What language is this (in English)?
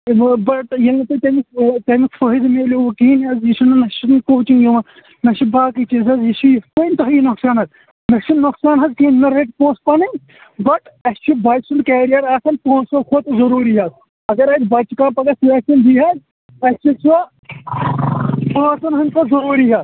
Kashmiri